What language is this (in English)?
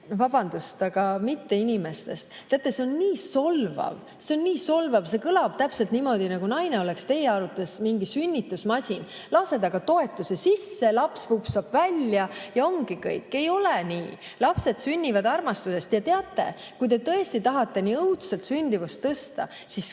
Estonian